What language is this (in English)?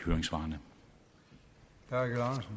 Danish